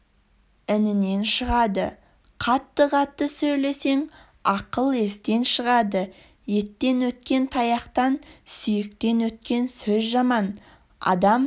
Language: Kazakh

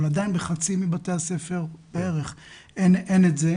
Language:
Hebrew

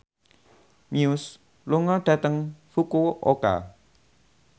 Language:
Javanese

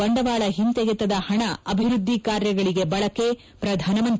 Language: Kannada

